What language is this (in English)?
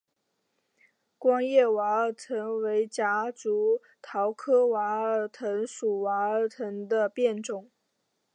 Chinese